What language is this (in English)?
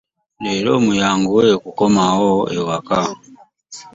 Ganda